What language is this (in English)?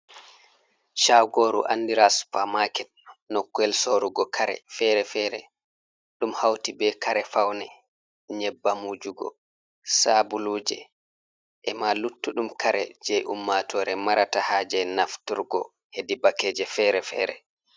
Fula